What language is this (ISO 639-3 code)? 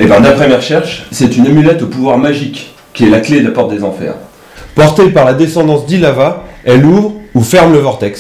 fra